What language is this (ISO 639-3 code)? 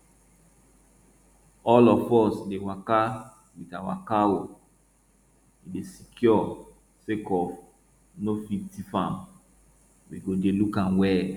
pcm